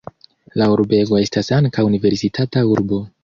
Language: Esperanto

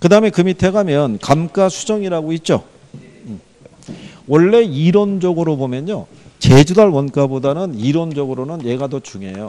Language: Korean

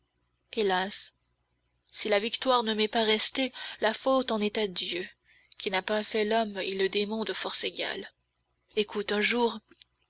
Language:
French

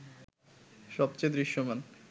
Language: Bangla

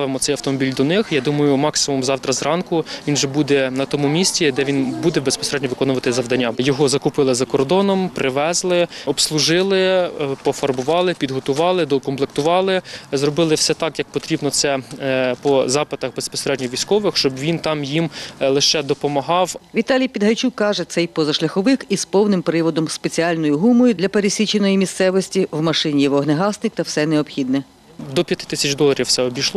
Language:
Ukrainian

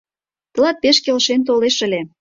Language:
Mari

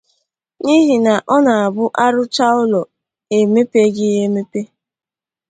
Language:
Igbo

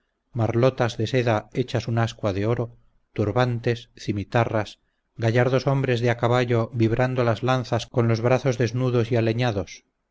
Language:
Spanish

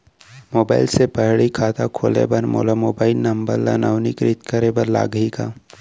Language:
Chhattisgarhi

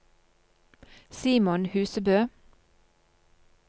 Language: Norwegian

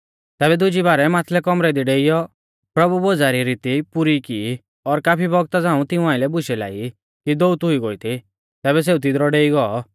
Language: Mahasu Pahari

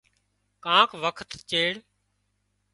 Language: Wadiyara Koli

